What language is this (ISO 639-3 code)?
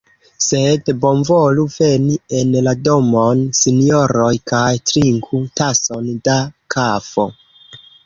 epo